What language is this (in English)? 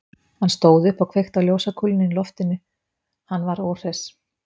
Icelandic